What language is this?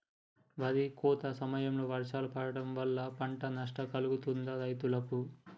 Telugu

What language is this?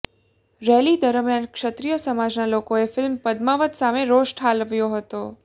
Gujarati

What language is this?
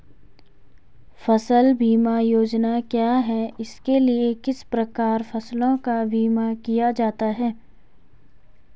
Hindi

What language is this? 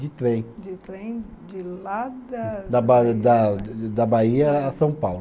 Portuguese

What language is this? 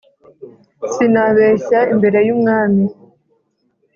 Kinyarwanda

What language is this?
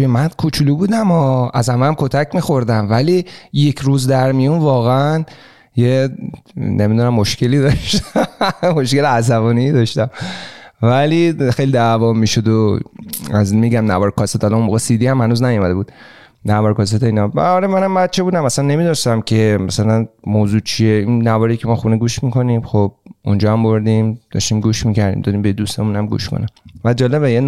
Persian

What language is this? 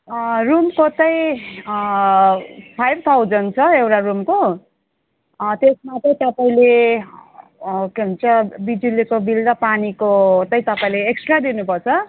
Nepali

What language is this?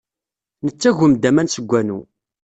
Kabyle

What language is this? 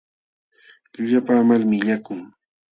Jauja Wanca Quechua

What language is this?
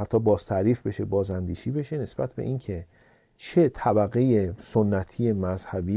Persian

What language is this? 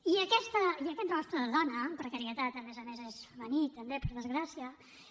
Catalan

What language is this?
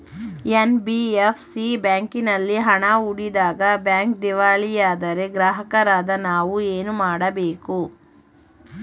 Kannada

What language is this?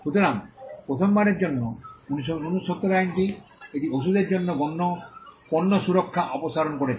Bangla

